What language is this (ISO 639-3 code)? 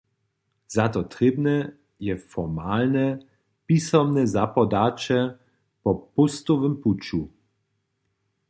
hsb